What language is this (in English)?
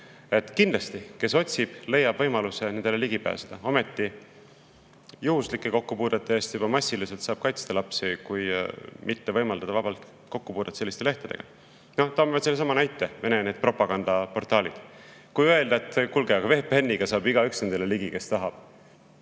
Estonian